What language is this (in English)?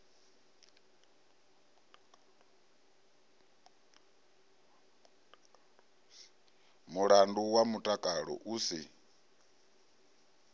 Venda